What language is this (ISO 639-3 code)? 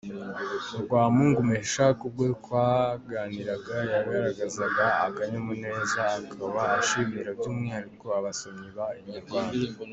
kin